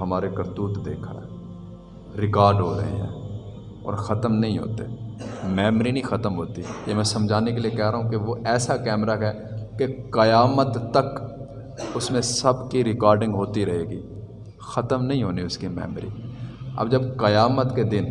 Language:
Urdu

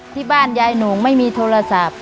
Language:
Thai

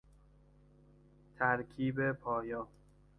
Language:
Persian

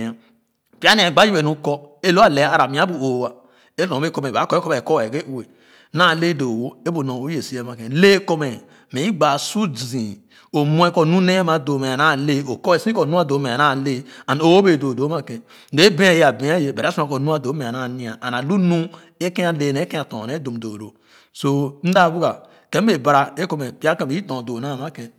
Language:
Khana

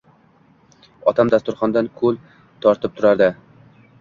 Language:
Uzbek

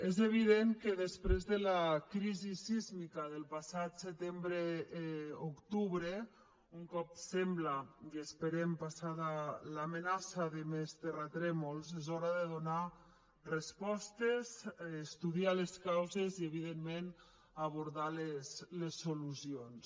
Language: Catalan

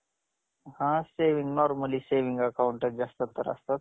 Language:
Marathi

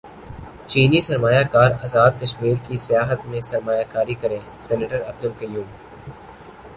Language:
Urdu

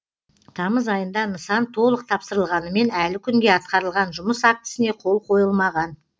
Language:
Kazakh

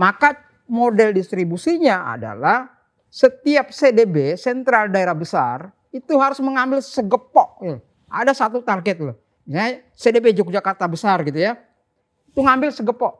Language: Indonesian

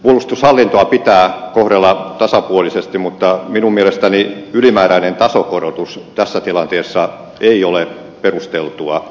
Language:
Finnish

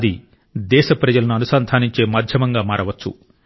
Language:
Telugu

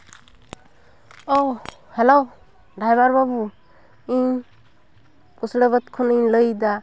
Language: Santali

